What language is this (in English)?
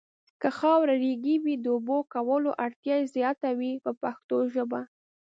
Pashto